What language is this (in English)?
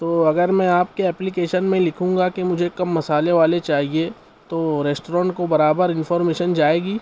Urdu